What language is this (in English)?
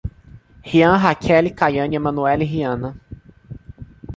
Portuguese